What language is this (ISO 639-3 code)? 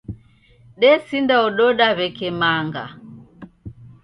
dav